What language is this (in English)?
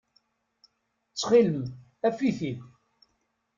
Kabyle